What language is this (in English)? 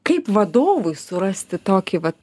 Lithuanian